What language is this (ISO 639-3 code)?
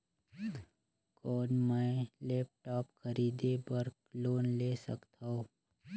hne